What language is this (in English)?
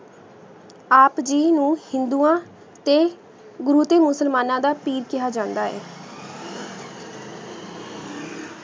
Punjabi